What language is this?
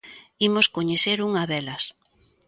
Galician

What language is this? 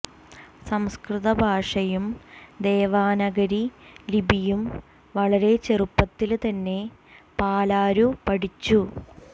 Malayalam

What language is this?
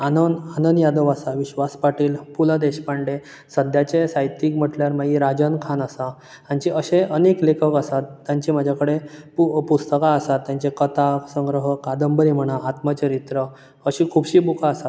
Konkani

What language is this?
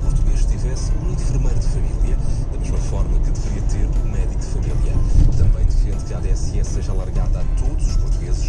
Portuguese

